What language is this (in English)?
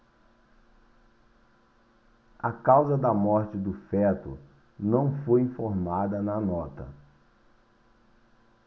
Portuguese